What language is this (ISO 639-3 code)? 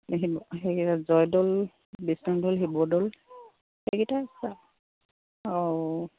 asm